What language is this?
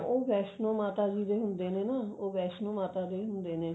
Punjabi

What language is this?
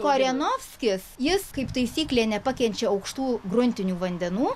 Lithuanian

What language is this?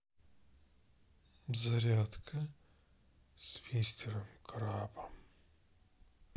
Russian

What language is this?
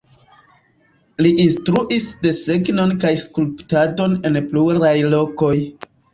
Esperanto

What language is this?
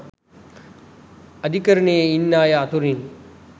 Sinhala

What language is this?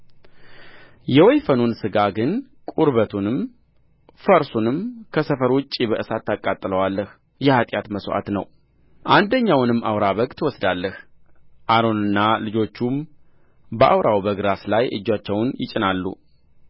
Amharic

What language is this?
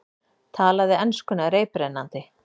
Icelandic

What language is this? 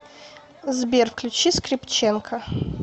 Russian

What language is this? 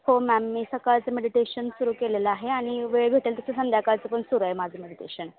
Marathi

